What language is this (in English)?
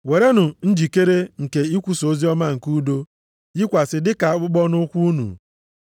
Igbo